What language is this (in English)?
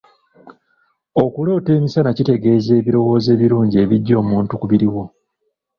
Ganda